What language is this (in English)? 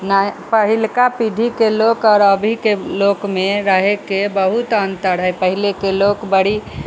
Maithili